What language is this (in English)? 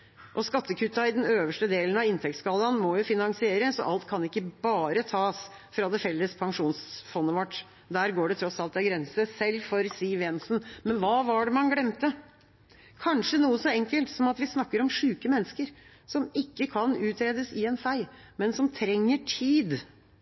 Norwegian Bokmål